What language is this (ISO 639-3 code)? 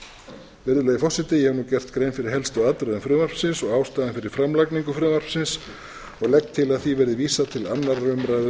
isl